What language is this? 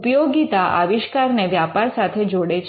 Gujarati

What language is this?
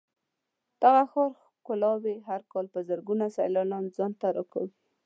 Pashto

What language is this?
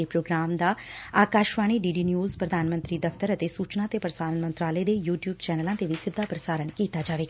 Punjabi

